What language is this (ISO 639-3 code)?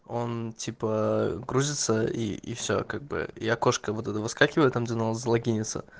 rus